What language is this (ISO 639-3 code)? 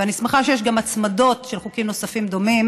heb